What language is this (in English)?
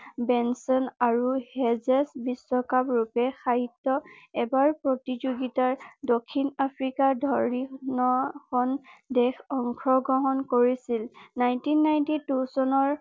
Assamese